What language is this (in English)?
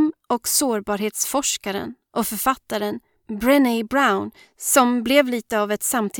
Swedish